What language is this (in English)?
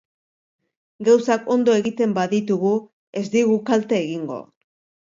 Basque